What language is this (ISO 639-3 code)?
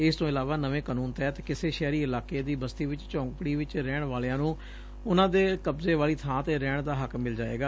pan